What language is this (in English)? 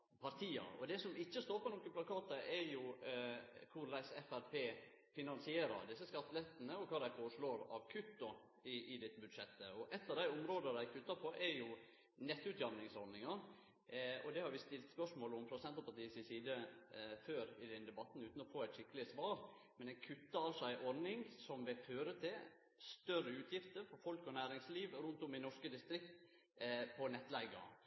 Norwegian Nynorsk